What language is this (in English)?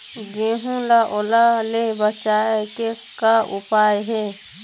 Chhattisgarhi